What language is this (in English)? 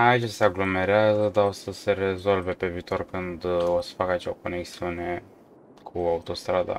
Romanian